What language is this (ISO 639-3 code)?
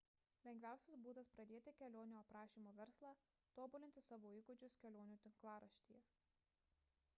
lit